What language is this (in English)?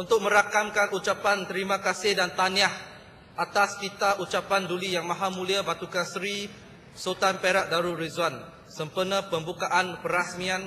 Malay